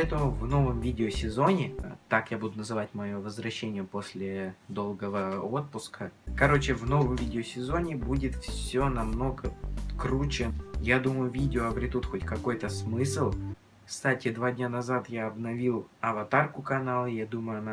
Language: Russian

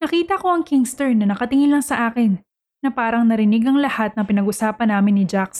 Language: Filipino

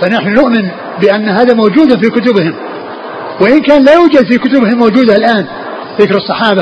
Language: Arabic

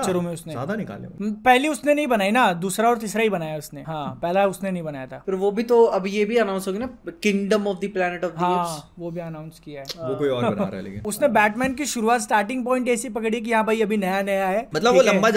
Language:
Hindi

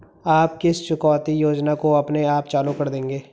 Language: Hindi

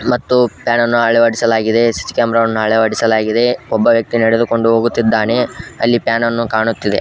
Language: Kannada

